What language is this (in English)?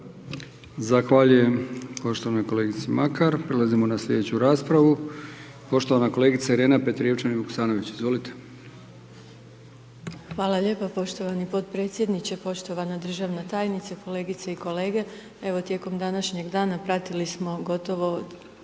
Croatian